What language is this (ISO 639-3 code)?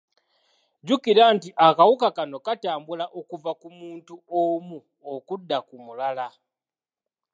lug